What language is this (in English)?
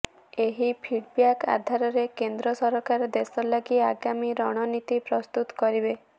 Odia